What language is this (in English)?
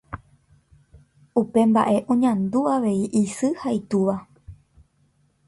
Guarani